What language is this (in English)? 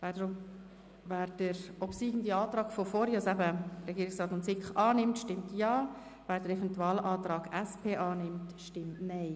Swiss German